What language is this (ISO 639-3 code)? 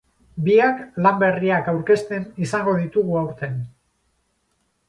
eus